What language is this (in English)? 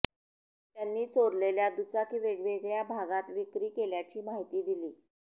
Marathi